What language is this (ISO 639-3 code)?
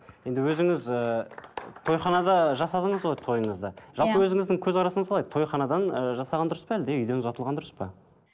kaz